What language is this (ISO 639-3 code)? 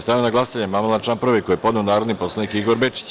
srp